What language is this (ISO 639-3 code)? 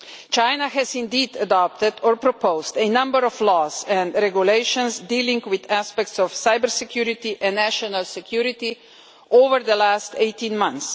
eng